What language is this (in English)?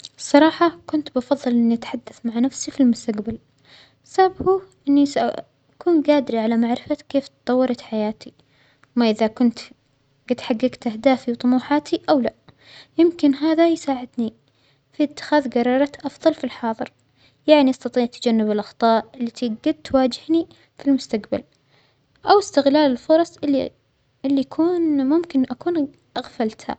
Omani Arabic